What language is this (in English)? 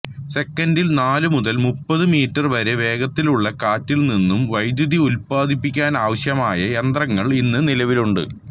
Malayalam